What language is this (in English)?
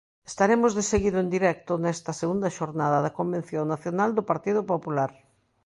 Galician